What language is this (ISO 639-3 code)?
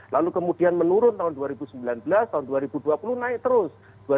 ind